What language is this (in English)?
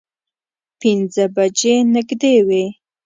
Pashto